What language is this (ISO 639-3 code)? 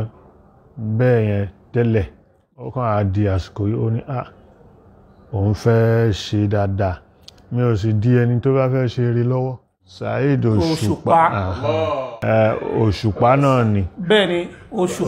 ara